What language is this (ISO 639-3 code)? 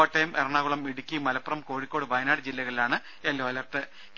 mal